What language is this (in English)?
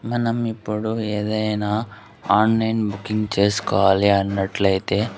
Telugu